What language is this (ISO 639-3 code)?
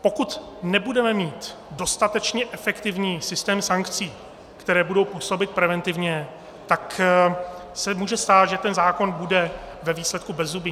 ces